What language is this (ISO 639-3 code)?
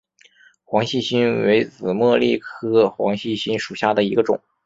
zho